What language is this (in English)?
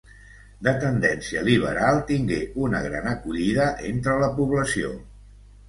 Catalan